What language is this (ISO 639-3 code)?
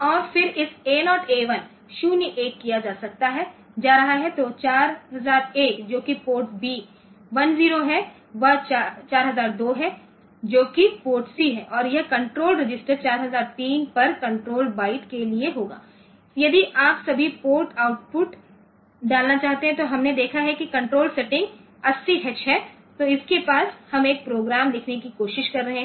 hin